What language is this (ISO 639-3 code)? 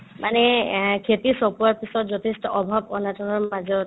asm